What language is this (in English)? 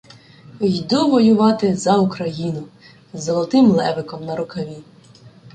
Ukrainian